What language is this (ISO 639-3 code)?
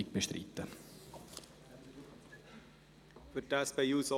gsw